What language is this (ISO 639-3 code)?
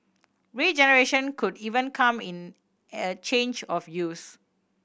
eng